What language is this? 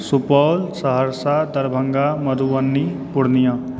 Maithili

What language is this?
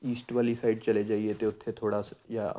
Punjabi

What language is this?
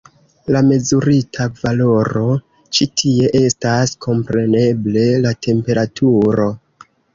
Esperanto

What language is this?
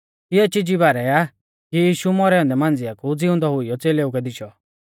Mahasu Pahari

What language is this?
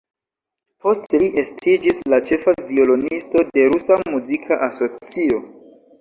Esperanto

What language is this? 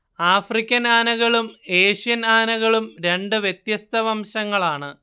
Malayalam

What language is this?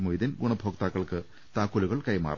Malayalam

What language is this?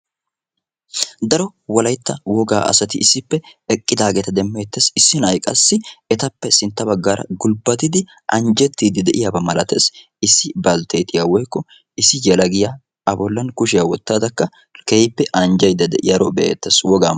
Wolaytta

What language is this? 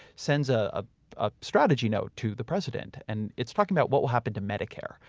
English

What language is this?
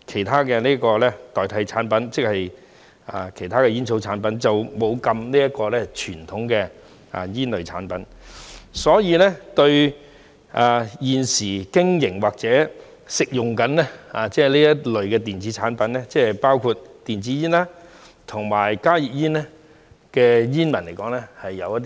Cantonese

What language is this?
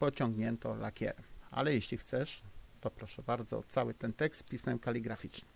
Polish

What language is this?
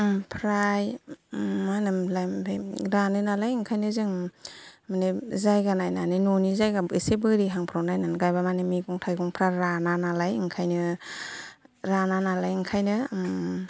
Bodo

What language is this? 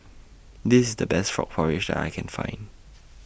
English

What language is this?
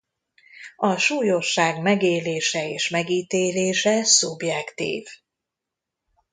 Hungarian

